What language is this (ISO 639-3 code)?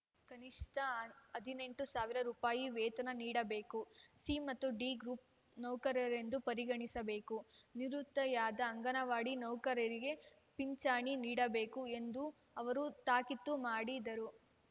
kan